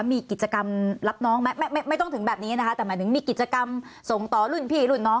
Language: Thai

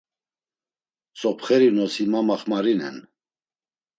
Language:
Laz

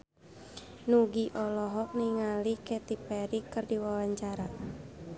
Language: Sundanese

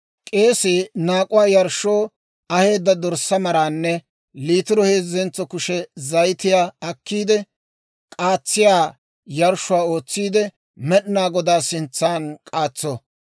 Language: Dawro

